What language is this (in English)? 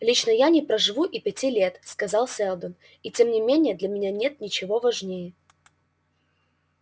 Russian